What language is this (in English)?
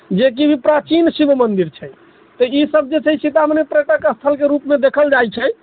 Maithili